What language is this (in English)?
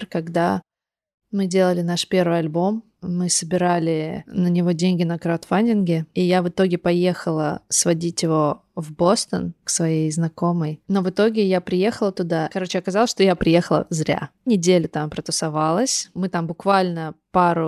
Russian